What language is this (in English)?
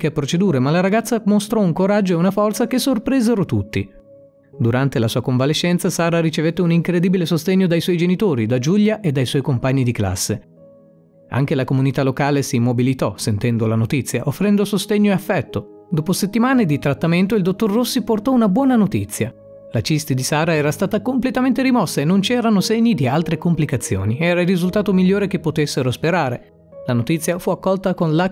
Italian